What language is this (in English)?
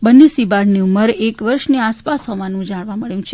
Gujarati